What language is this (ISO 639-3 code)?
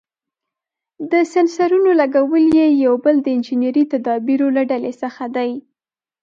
pus